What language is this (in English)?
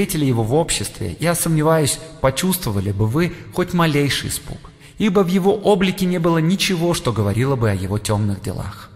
Russian